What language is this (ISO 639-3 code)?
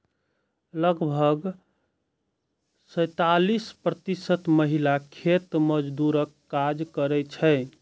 mai